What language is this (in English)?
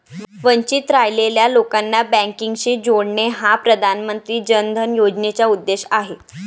Marathi